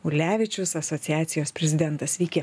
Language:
Lithuanian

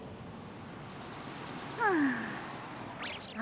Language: Japanese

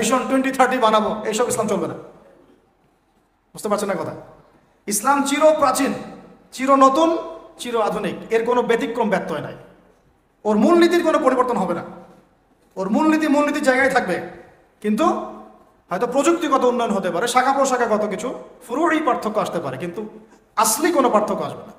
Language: Arabic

